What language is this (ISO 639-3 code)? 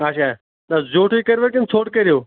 kas